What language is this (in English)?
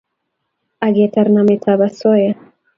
Kalenjin